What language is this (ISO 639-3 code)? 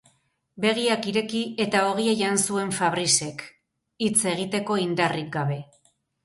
eus